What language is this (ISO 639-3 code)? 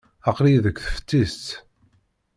kab